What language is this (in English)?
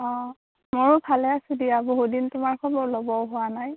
Assamese